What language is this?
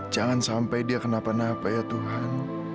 Indonesian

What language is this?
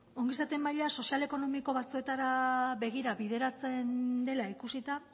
Basque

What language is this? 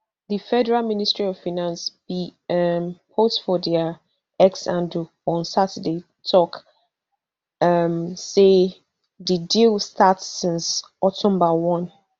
Nigerian Pidgin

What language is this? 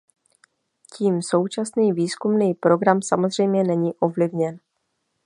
Czech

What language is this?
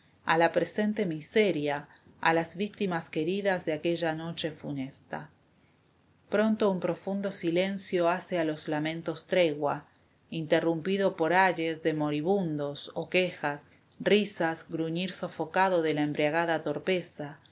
Spanish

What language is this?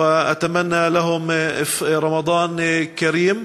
Hebrew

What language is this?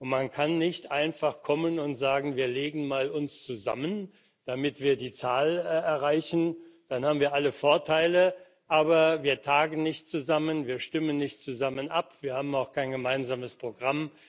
German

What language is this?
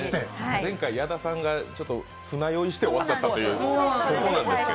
Japanese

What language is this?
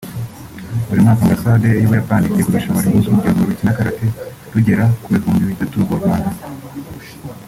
Kinyarwanda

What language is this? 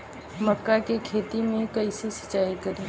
Bhojpuri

